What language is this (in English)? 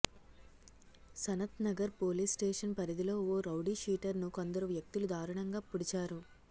Telugu